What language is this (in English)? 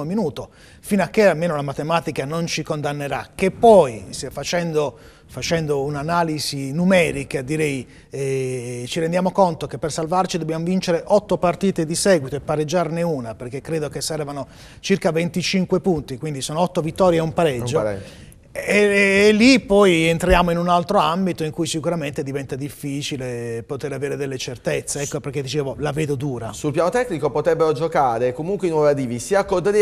Italian